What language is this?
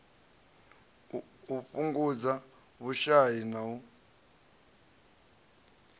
Venda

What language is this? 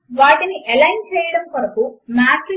Telugu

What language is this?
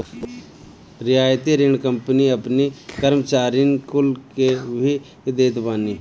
Bhojpuri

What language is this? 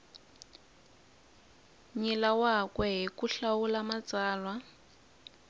Tsonga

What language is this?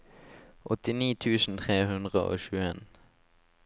Norwegian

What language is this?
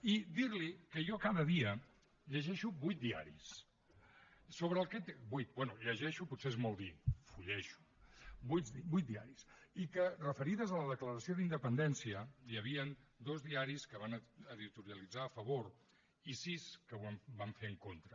Catalan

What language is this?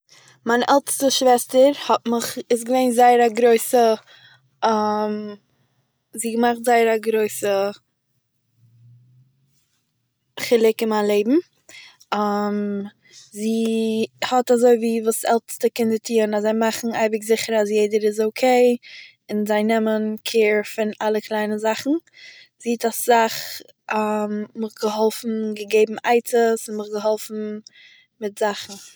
Yiddish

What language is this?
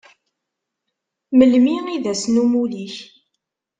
Kabyle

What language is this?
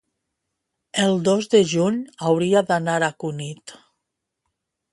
Catalan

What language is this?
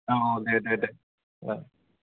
Bodo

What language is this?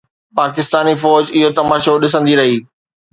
Sindhi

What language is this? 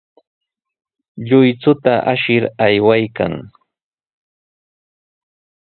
Sihuas Ancash Quechua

